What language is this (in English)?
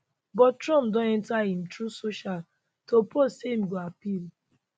Nigerian Pidgin